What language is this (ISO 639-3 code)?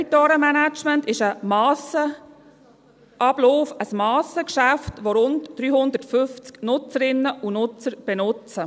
gsw